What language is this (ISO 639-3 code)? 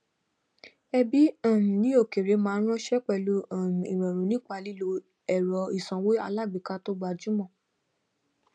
yor